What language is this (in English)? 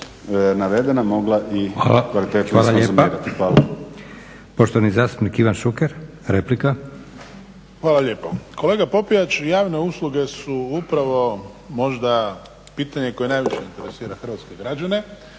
Croatian